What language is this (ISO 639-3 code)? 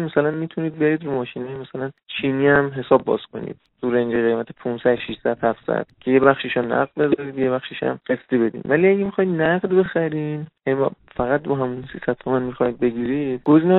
fas